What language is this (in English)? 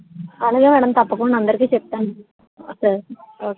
Telugu